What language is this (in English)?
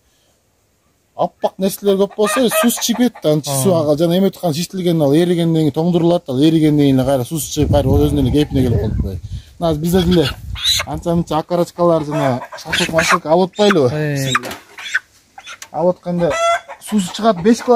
Turkish